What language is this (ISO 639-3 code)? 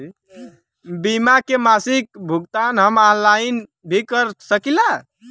bho